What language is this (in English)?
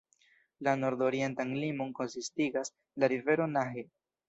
Esperanto